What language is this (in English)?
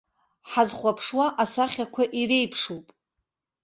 Abkhazian